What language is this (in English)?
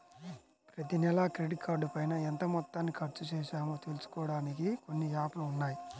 Telugu